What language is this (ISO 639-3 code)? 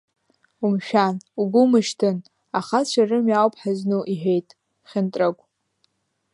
abk